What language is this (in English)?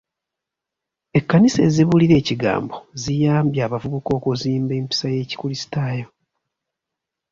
Ganda